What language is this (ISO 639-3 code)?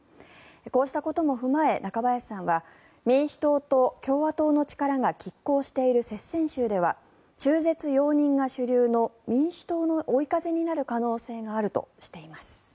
jpn